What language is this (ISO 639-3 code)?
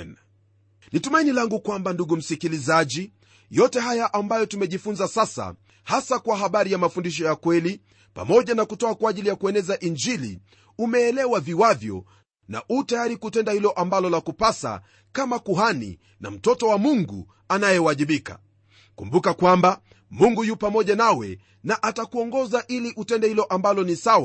swa